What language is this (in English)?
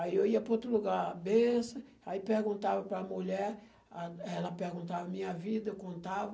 Portuguese